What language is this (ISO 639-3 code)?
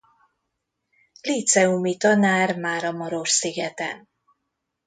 hun